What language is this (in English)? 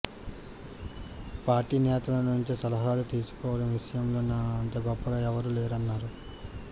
Telugu